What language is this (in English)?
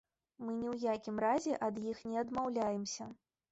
Belarusian